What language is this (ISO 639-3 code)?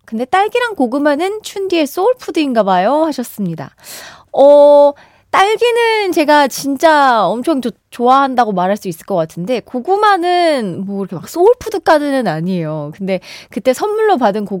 kor